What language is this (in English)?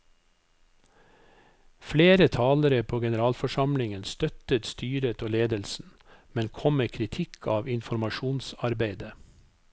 Norwegian